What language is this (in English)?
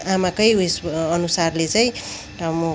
Nepali